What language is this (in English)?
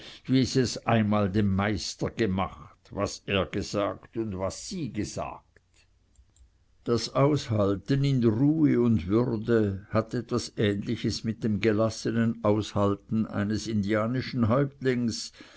German